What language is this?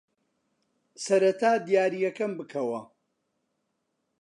Central Kurdish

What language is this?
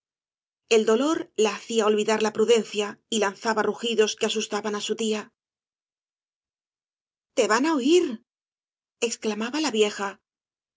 Spanish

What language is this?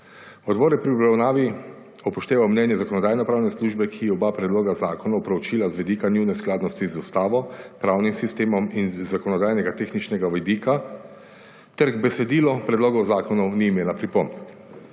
Slovenian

